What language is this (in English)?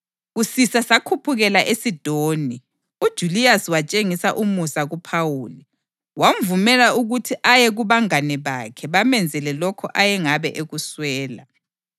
North Ndebele